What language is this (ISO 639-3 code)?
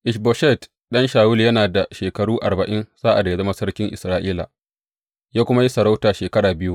hau